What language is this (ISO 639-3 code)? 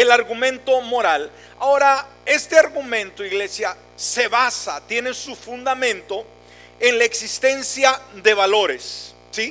spa